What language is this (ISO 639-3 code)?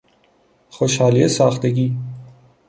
fas